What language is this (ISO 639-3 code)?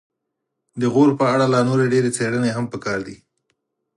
pus